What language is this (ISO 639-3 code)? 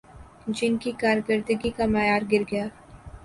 urd